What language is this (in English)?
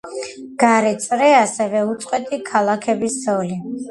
Georgian